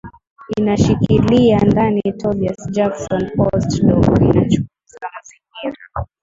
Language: Swahili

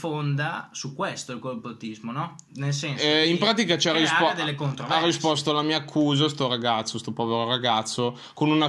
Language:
Italian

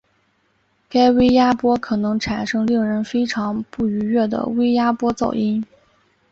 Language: Chinese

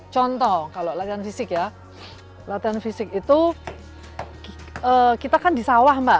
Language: Indonesian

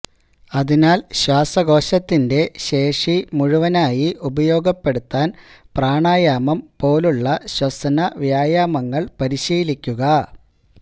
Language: Malayalam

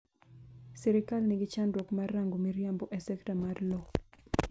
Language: Luo (Kenya and Tanzania)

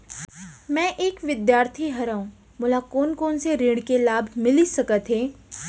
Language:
Chhattisgarhi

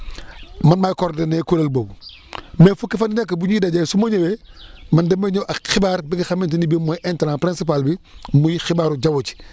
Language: Wolof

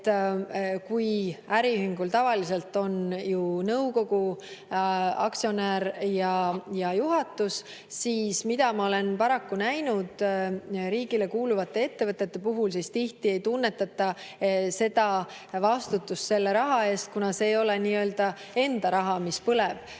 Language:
Estonian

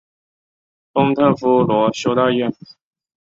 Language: Chinese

